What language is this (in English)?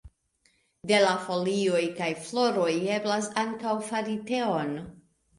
Esperanto